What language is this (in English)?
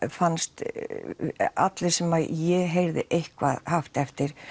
Icelandic